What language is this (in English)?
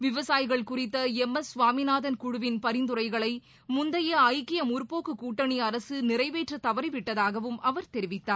Tamil